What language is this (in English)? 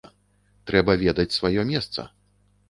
Belarusian